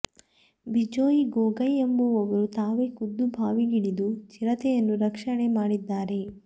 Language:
Kannada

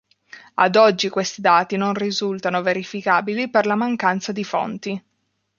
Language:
Italian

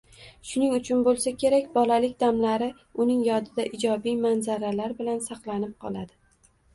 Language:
Uzbek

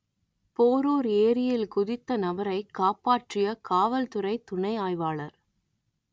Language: Tamil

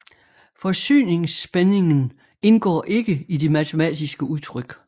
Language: Danish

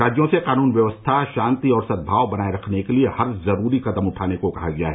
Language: Hindi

